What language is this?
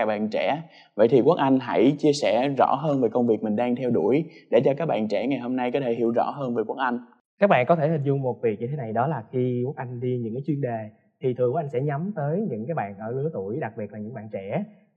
Vietnamese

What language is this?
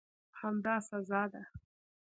Pashto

